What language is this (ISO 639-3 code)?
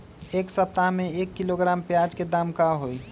mag